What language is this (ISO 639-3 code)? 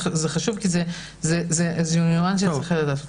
heb